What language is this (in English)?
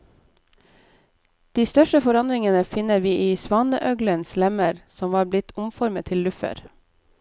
Norwegian